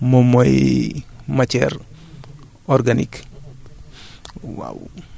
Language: Wolof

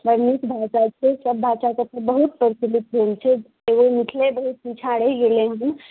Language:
Maithili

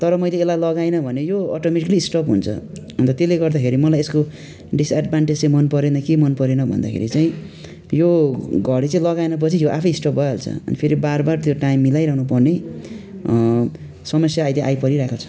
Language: Nepali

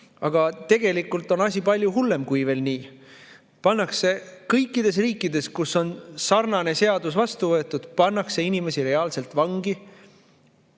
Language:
Estonian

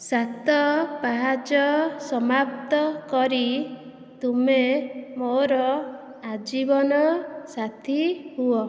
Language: Odia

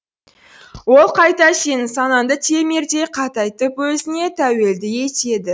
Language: Kazakh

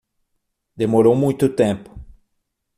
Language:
Portuguese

